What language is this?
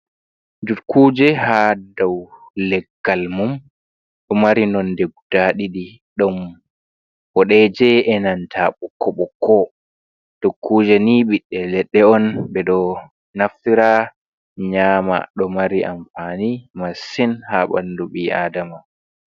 Fula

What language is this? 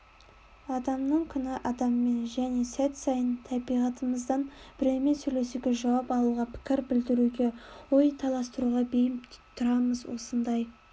Kazakh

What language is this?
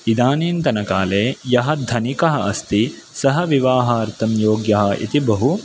Sanskrit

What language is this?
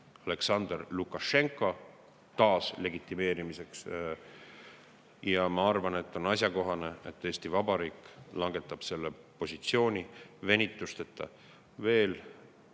Estonian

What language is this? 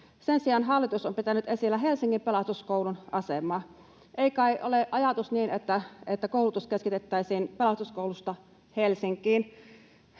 Finnish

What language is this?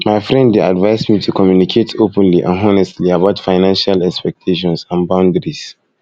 Nigerian Pidgin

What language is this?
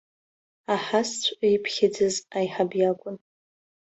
Abkhazian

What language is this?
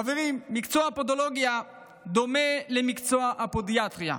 Hebrew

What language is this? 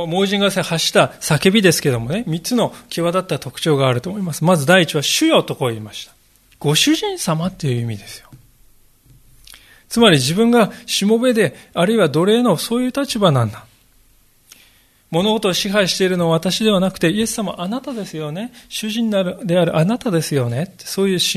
Japanese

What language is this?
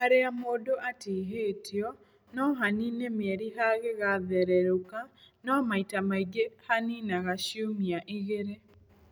Kikuyu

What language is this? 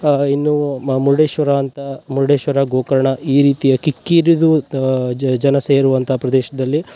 Kannada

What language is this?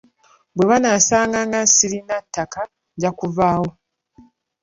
Ganda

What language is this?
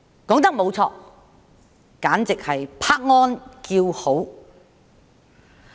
Cantonese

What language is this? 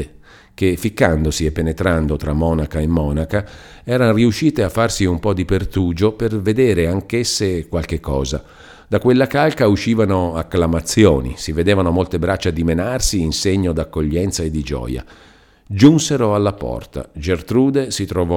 Italian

